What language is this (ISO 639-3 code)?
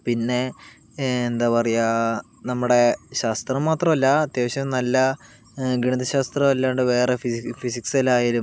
mal